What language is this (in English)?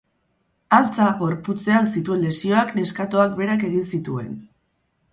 Basque